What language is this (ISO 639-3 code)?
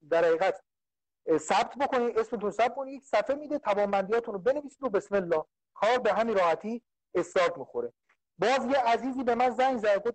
fas